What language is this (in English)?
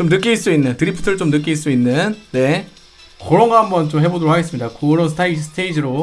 Korean